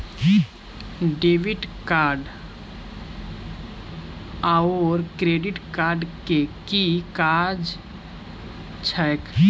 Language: Maithili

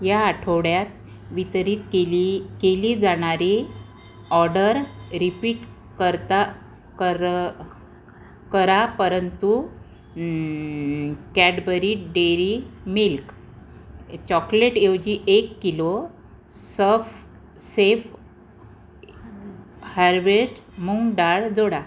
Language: Marathi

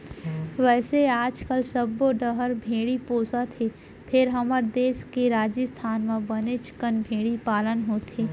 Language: Chhattisgarhi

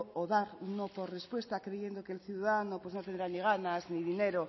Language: Spanish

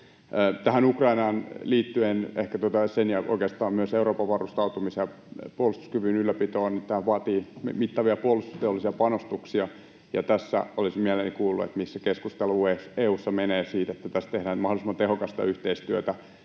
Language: Finnish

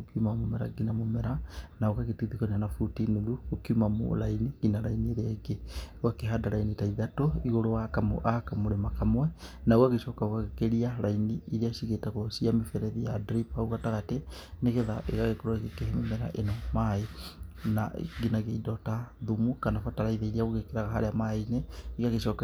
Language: Kikuyu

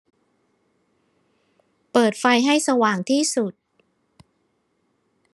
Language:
Thai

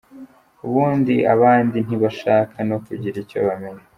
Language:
Kinyarwanda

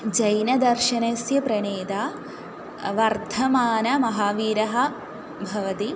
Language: Sanskrit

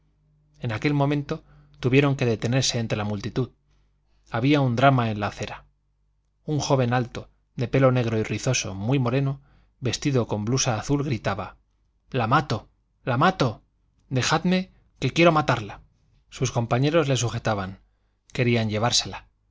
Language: Spanish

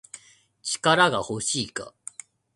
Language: Japanese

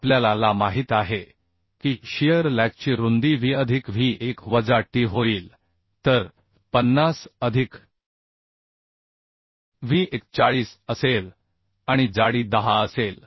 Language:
Marathi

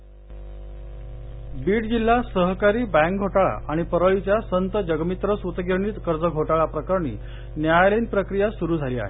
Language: Marathi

